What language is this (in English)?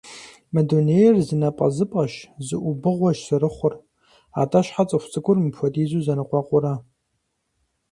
Kabardian